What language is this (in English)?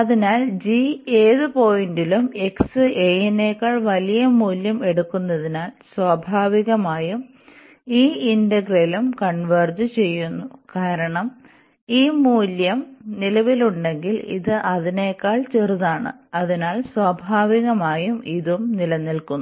Malayalam